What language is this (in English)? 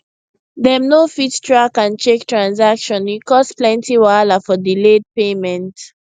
Nigerian Pidgin